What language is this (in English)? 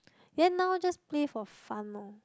English